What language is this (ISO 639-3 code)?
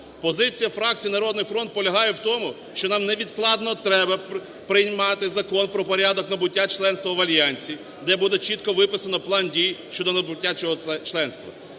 ukr